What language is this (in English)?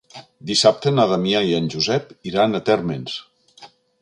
Catalan